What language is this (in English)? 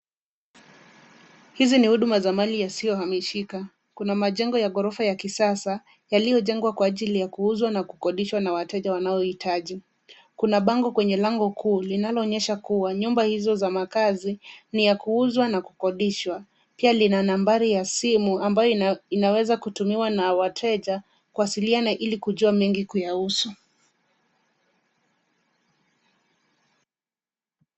Swahili